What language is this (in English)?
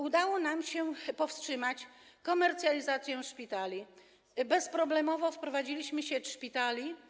Polish